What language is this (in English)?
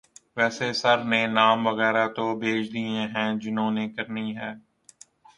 Urdu